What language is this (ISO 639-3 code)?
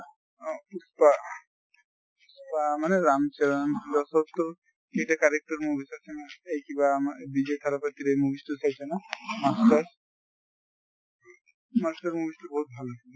asm